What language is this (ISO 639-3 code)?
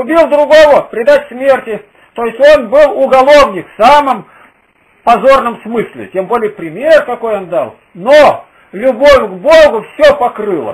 rus